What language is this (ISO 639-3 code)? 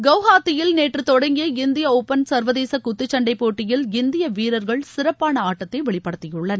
tam